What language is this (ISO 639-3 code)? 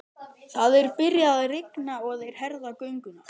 isl